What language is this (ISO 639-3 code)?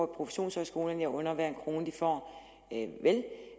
dan